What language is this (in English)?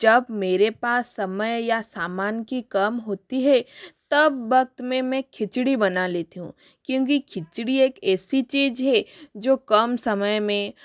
Hindi